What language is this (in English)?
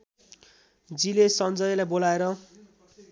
Nepali